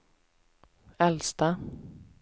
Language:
Swedish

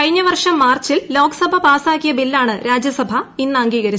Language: Malayalam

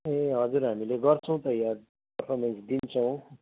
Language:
Nepali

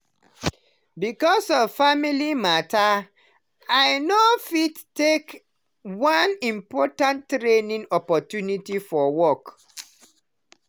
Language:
Nigerian Pidgin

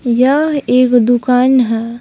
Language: Hindi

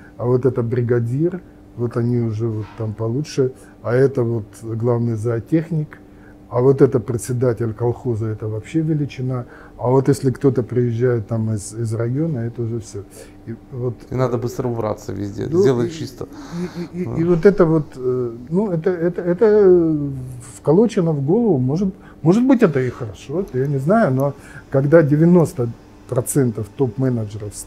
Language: Russian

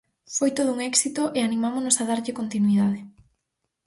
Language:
Galician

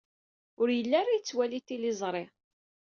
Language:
Kabyle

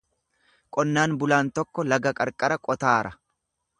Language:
Oromo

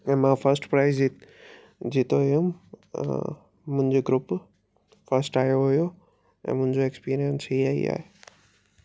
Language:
Sindhi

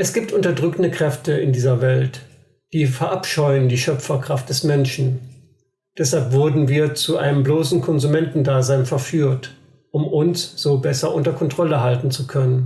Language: German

